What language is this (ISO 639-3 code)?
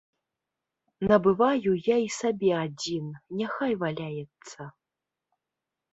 bel